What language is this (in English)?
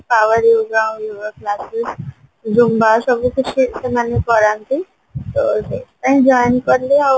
Odia